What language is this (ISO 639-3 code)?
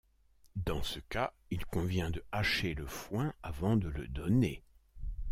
fra